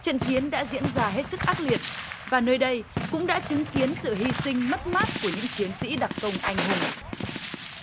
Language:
Vietnamese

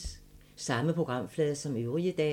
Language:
Danish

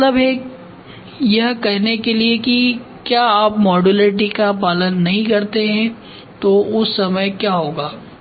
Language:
Hindi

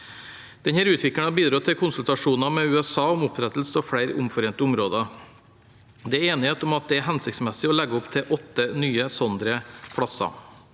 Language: Norwegian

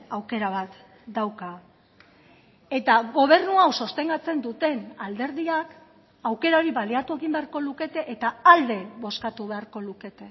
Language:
Basque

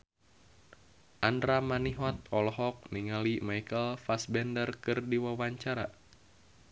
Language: Sundanese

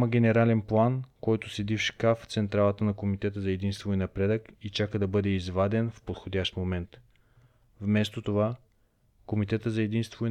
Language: Bulgarian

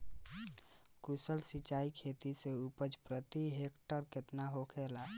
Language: Bhojpuri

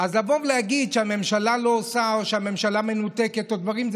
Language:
Hebrew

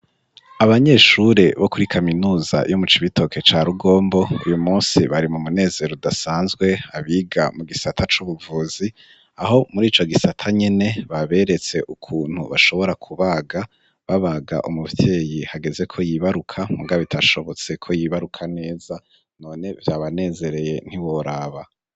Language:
Rundi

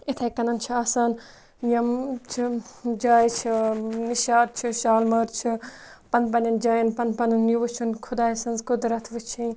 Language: Kashmiri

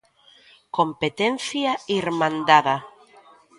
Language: Galician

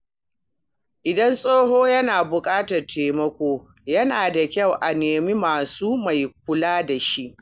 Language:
Hausa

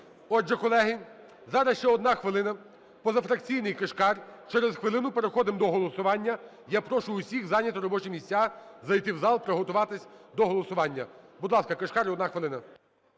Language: Ukrainian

